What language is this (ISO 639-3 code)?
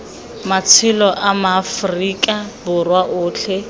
tsn